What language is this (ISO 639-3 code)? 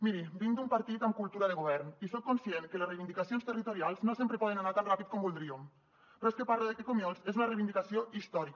cat